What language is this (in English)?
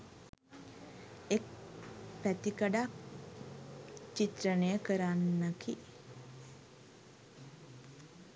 Sinhala